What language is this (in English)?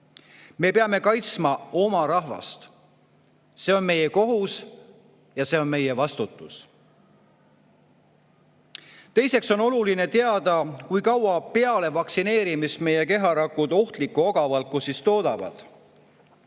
Estonian